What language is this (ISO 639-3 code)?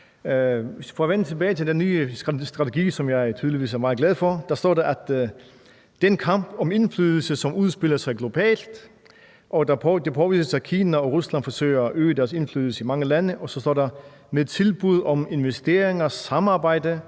dan